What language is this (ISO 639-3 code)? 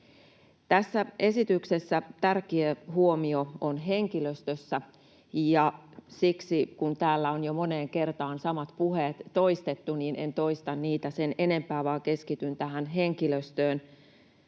fin